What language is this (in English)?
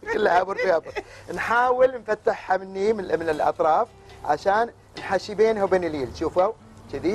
Arabic